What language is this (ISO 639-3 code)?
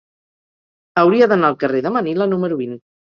cat